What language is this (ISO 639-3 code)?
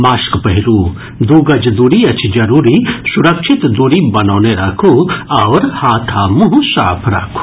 mai